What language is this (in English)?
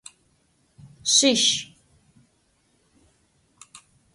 Adyghe